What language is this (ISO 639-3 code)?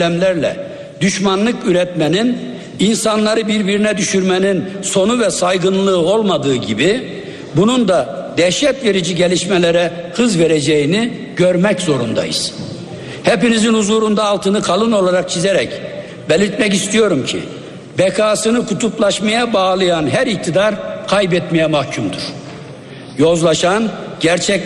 tur